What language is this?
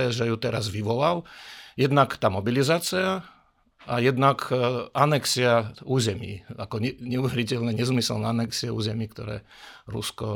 Slovak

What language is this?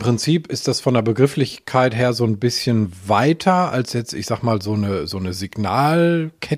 German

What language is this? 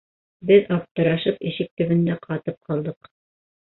Bashkir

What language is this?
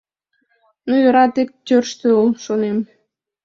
Mari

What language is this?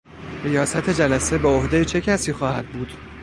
Persian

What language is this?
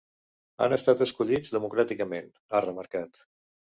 Catalan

